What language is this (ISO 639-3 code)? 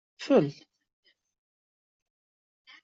kab